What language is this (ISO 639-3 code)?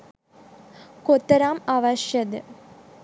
sin